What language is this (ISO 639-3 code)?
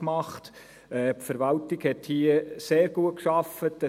gsw